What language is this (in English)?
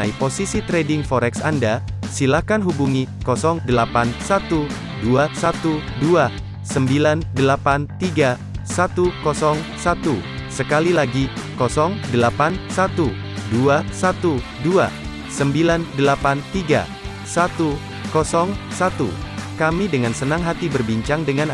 Indonesian